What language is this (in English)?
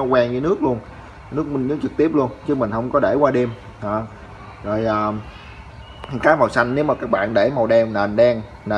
Vietnamese